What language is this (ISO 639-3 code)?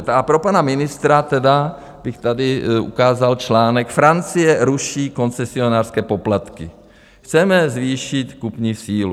ces